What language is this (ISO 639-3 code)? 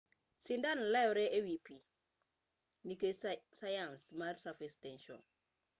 luo